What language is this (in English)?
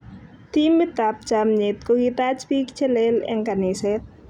Kalenjin